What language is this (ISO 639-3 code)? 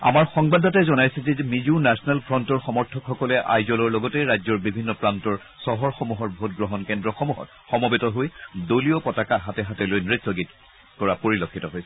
asm